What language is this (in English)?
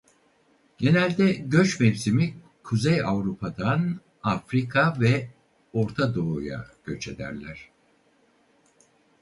Turkish